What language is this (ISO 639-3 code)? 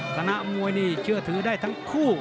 tha